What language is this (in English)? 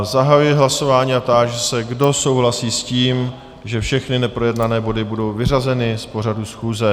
Czech